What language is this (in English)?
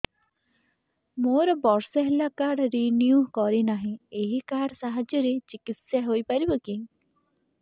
Odia